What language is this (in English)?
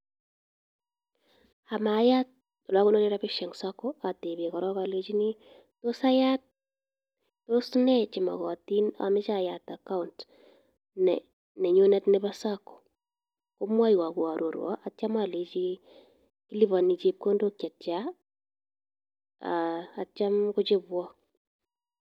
Kalenjin